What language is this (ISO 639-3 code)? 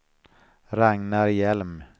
swe